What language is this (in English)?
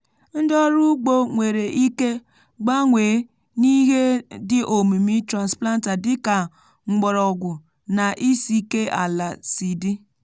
Igbo